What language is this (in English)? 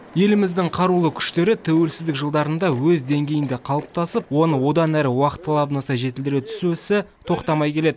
Kazakh